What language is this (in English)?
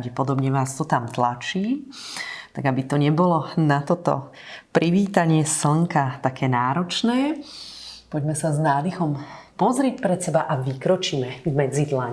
Slovak